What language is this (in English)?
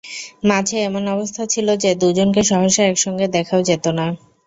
Bangla